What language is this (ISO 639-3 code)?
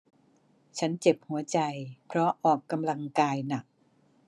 tha